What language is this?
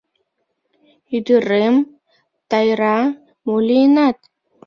Mari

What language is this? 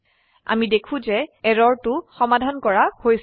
Assamese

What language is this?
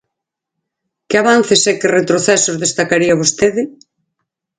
Galician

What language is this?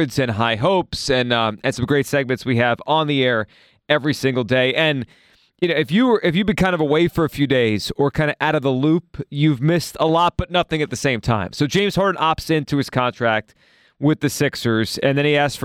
English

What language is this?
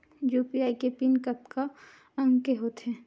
Chhattisgarhi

